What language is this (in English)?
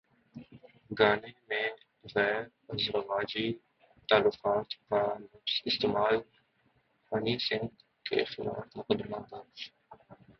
Urdu